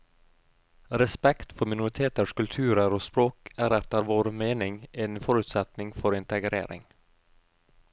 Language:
Norwegian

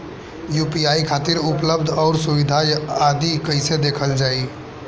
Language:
Bhojpuri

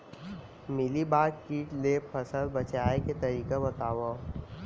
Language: Chhattisgarhi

